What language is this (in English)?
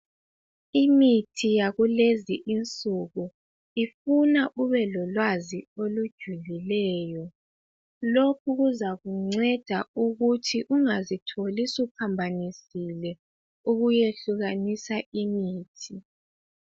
North Ndebele